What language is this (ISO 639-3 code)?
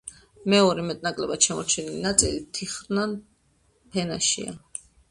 kat